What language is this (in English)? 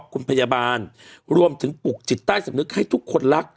Thai